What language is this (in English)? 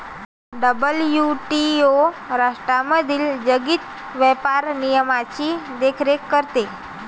Marathi